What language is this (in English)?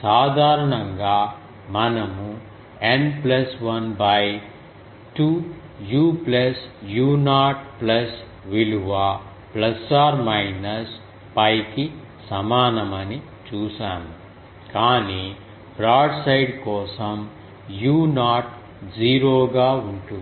Telugu